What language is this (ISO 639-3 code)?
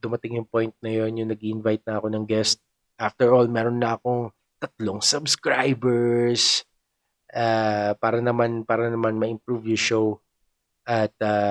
fil